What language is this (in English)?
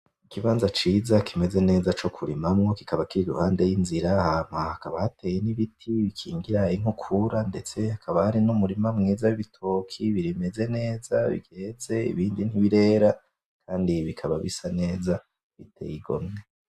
Rundi